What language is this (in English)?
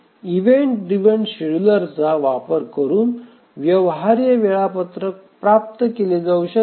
Marathi